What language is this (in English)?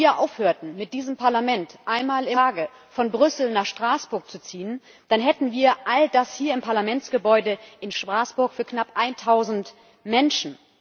German